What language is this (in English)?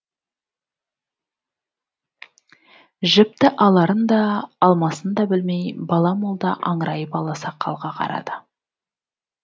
Kazakh